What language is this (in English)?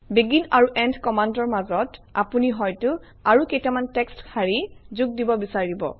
Assamese